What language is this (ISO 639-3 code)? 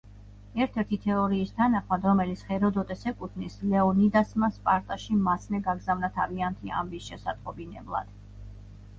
kat